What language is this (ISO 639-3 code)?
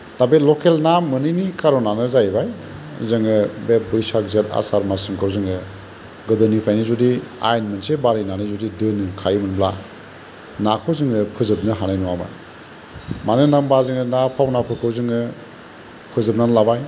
brx